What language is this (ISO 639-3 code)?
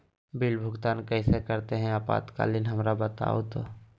mag